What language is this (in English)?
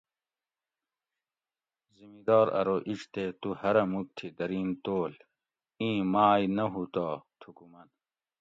Gawri